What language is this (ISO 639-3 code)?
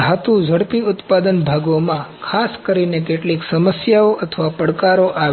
guj